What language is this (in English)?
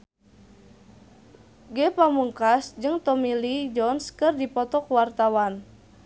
Sundanese